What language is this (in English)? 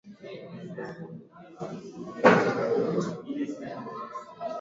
Swahili